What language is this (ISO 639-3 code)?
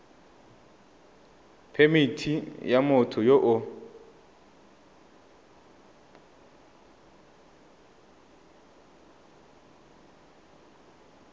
tsn